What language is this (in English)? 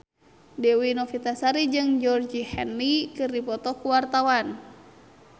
Sundanese